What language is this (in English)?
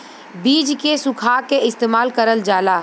Bhojpuri